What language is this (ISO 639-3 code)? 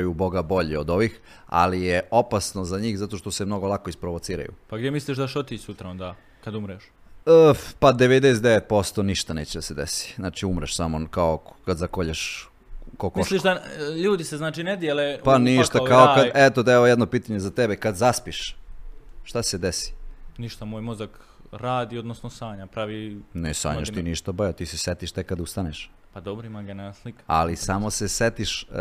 hrv